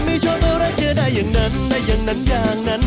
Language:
Thai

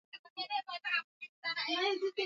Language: Swahili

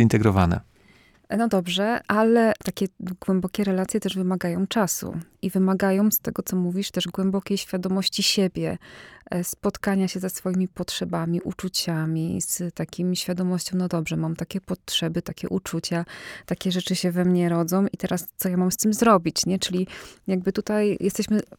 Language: Polish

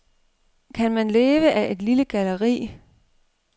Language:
Danish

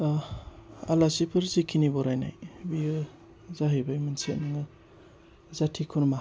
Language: Bodo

